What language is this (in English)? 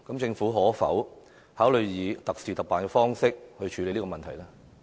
Cantonese